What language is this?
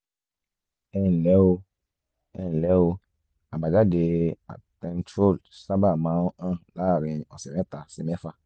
Yoruba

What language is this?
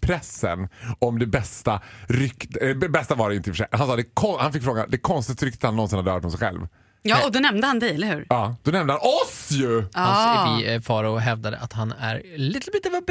Swedish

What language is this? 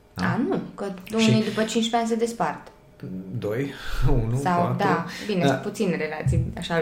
Romanian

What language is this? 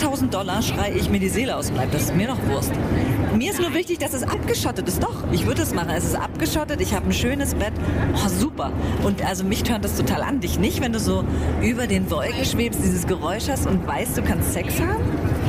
German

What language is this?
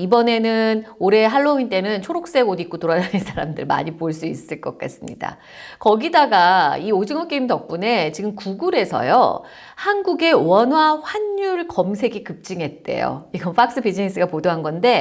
Korean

